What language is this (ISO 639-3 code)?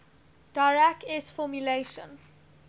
eng